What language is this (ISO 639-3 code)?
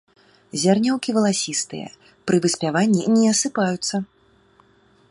bel